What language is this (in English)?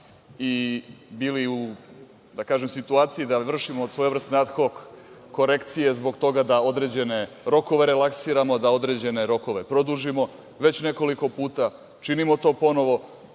Serbian